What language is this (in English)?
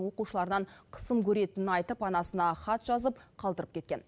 Kazakh